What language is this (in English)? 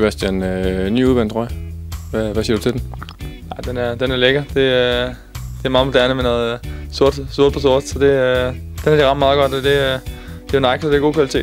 Danish